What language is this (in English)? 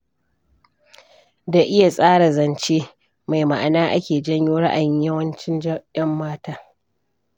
Hausa